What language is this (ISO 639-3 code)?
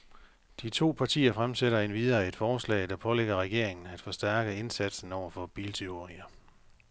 dan